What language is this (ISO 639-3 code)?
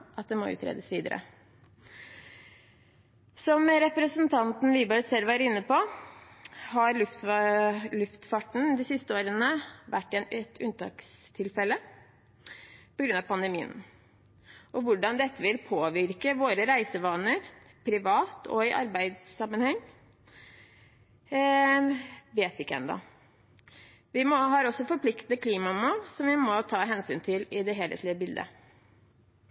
nob